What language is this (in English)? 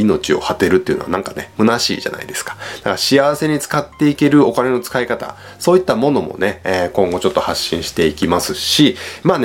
Japanese